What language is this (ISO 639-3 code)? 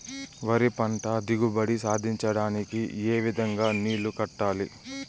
tel